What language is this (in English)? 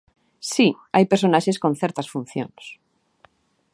Galician